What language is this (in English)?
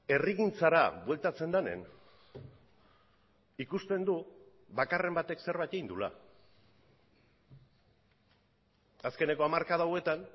Basque